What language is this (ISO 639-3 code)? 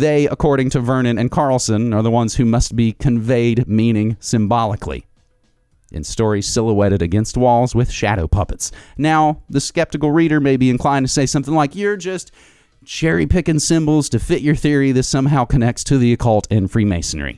eng